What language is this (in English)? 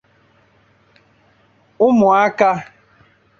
Igbo